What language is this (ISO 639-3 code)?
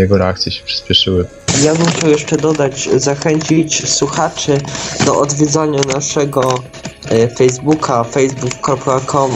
pol